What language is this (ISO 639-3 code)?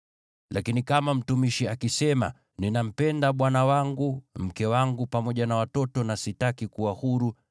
swa